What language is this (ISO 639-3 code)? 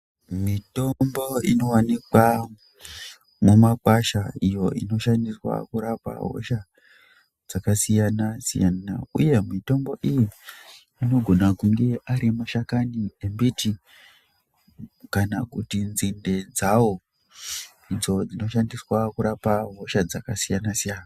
ndc